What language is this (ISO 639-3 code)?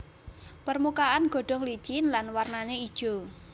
jav